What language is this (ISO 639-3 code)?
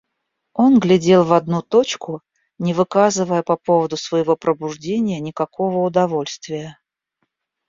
rus